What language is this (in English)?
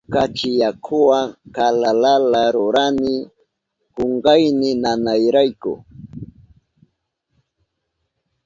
Southern Pastaza Quechua